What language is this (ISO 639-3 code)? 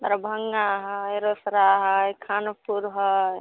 mai